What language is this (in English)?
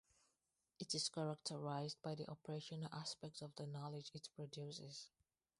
English